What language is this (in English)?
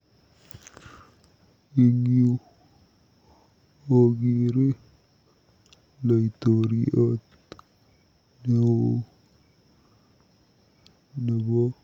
Kalenjin